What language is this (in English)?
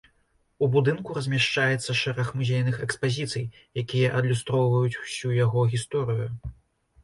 Belarusian